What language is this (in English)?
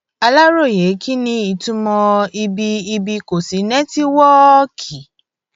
Yoruba